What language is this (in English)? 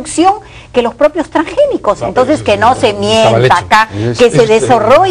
Spanish